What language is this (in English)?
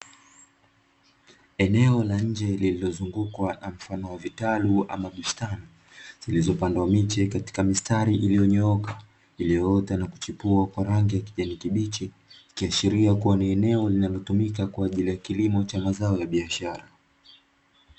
Swahili